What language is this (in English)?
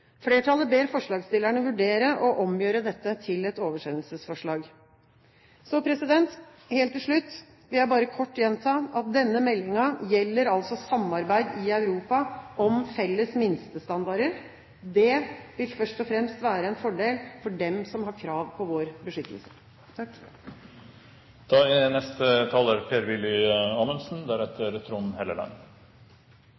Norwegian Bokmål